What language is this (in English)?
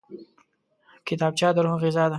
Pashto